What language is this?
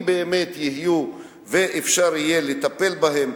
Hebrew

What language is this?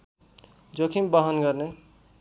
Nepali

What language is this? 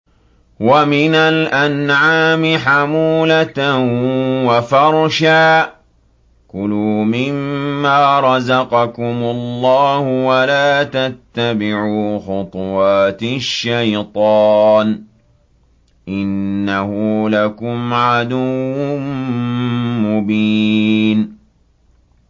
Arabic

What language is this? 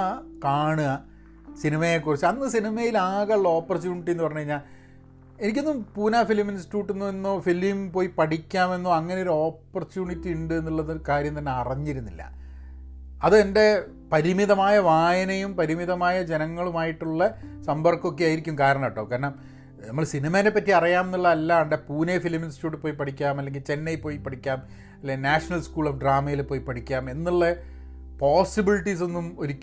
Malayalam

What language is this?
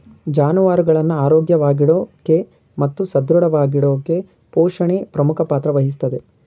Kannada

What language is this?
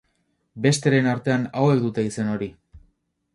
Basque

